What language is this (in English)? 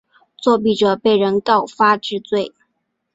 Chinese